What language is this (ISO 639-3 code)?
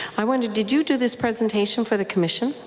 eng